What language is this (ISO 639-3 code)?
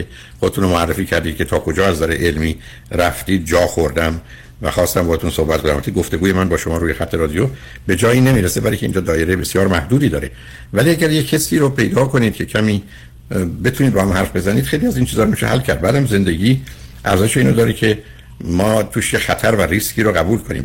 fas